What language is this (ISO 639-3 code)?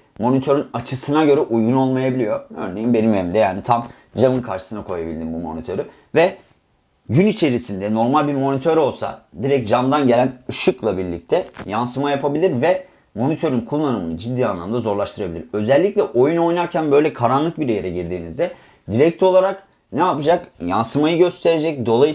tur